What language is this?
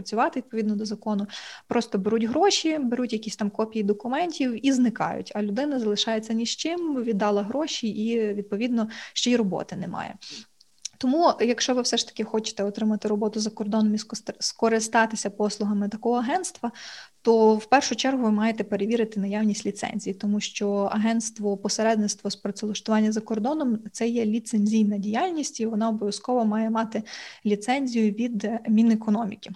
Ukrainian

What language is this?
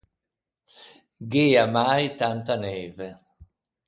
Ligurian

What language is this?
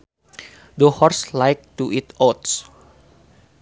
Sundanese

